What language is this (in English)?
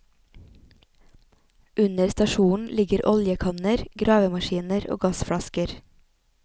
Norwegian